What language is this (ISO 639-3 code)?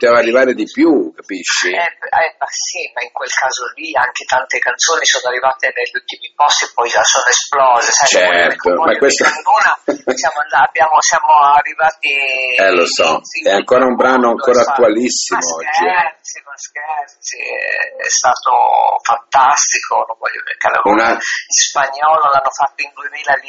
ita